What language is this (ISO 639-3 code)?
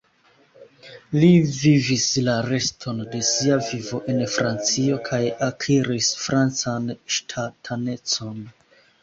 epo